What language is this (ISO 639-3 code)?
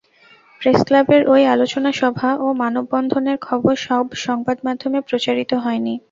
ben